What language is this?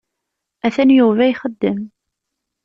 Kabyle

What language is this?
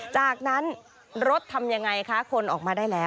Thai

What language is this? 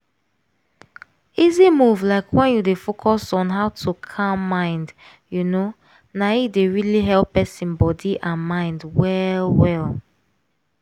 Nigerian Pidgin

